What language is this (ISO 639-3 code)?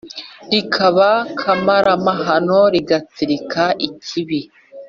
kin